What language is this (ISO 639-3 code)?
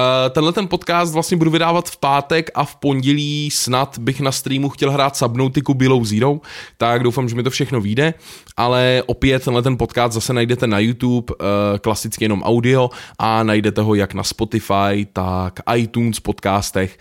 ces